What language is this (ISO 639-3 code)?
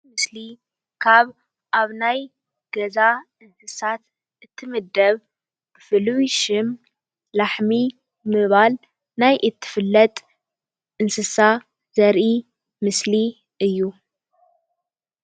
tir